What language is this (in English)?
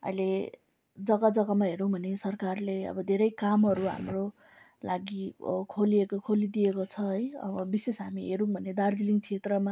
Nepali